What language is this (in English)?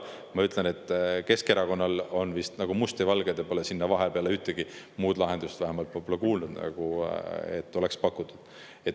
Estonian